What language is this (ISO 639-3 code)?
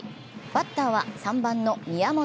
jpn